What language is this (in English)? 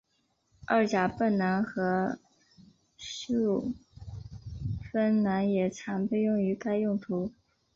Chinese